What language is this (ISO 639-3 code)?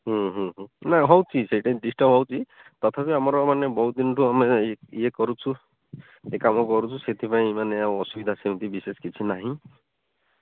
ori